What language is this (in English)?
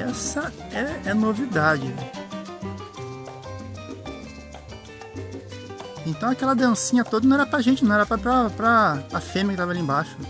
Portuguese